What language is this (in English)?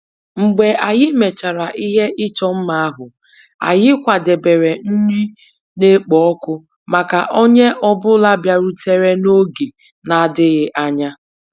Igbo